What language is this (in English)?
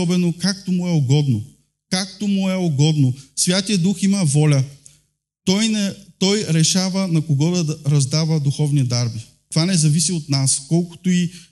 Bulgarian